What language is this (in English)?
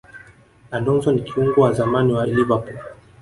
Swahili